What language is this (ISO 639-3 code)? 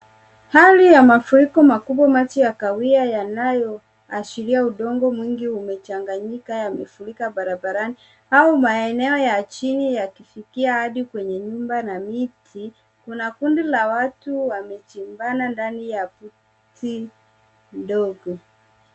swa